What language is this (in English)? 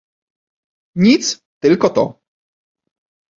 Polish